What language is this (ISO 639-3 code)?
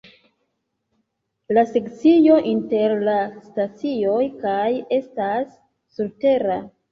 epo